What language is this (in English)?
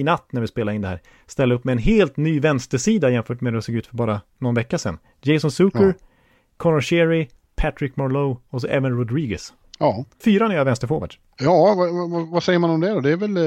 Swedish